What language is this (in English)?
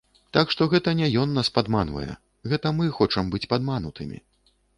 Belarusian